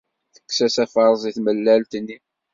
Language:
Kabyle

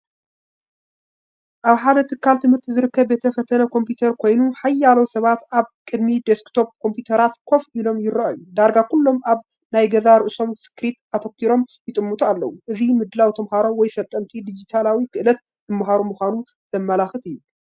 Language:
Tigrinya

